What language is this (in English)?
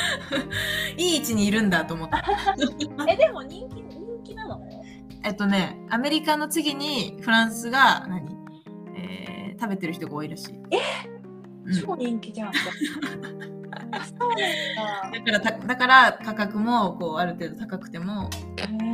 Japanese